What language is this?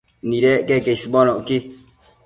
Matsés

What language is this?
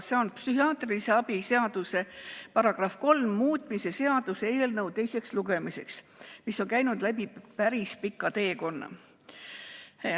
Estonian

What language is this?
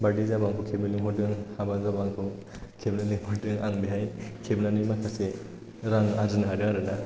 Bodo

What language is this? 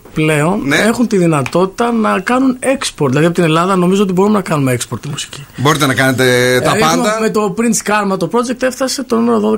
Greek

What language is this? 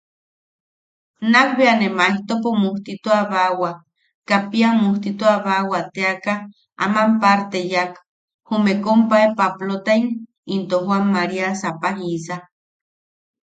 Yaqui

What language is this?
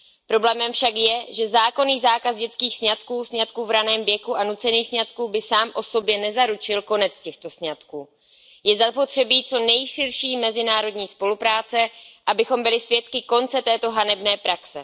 Czech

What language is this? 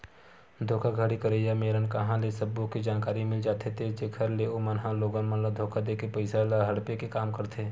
Chhattisgarhi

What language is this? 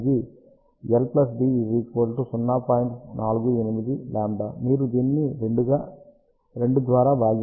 Telugu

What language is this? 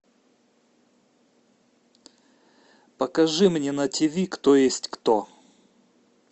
Russian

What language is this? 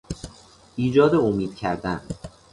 Persian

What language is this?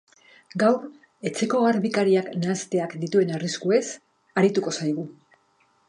Basque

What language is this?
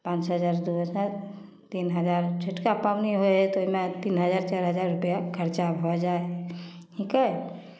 Maithili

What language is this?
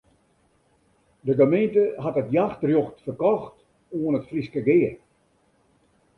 Western Frisian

